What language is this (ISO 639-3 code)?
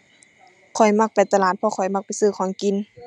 tha